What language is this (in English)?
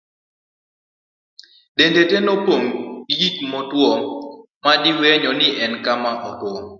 Luo (Kenya and Tanzania)